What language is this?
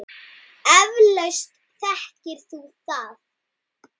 Icelandic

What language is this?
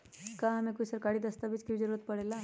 Magahi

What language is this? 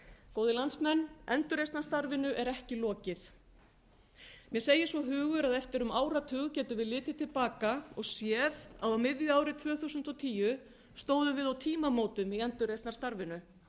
Icelandic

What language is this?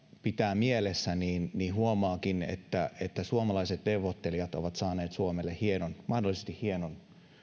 Finnish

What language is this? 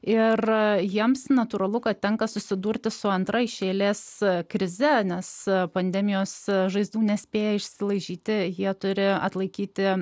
Lithuanian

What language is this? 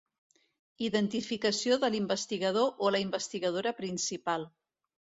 Catalan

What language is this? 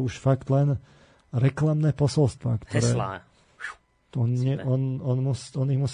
Slovak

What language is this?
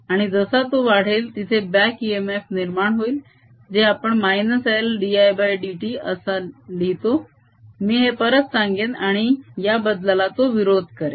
Marathi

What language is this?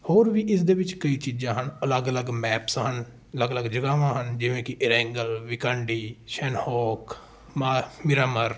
Punjabi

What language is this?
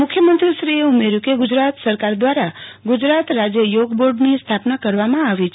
Gujarati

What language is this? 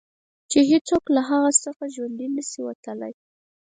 Pashto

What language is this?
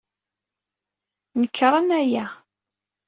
Kabyle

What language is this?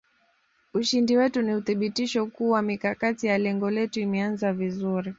Swahili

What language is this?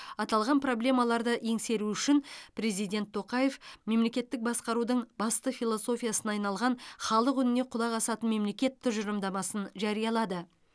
Kazakh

